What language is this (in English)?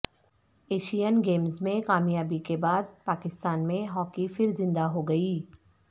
Urdu